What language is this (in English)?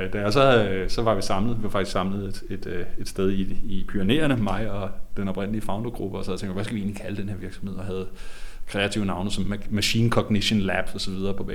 Danish